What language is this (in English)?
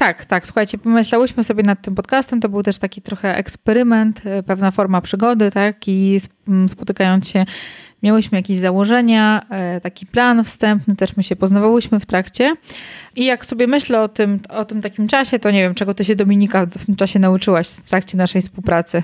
Polish